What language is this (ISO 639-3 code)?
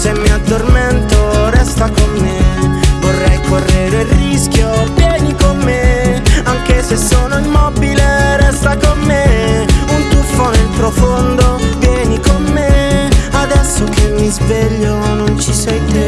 ita